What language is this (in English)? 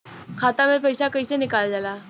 Bhojpuri